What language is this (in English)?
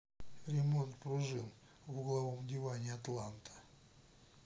Russian